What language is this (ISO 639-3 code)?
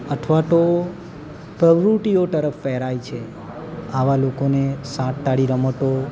guj